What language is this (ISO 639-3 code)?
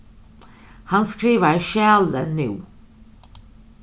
fao